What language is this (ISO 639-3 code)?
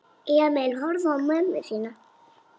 isl